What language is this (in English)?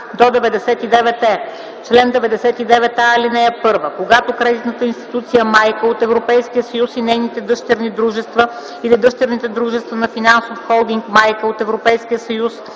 Bulgarian